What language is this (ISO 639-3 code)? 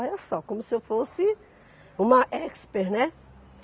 por